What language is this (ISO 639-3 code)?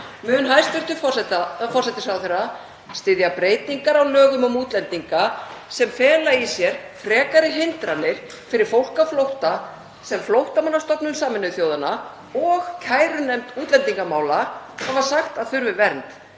isl